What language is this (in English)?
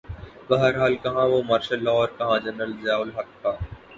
Urdu